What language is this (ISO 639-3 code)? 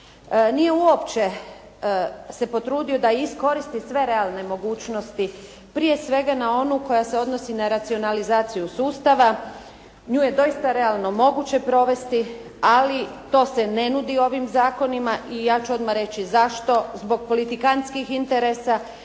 hrv